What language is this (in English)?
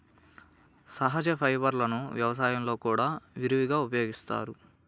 Telugu